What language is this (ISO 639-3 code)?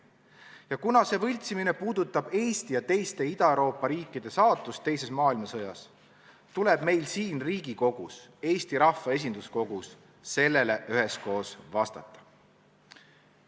est